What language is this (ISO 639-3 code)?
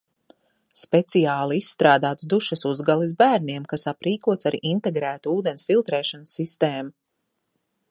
lav